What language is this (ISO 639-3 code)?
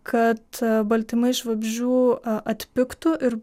lit